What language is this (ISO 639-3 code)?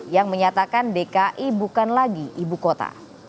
ind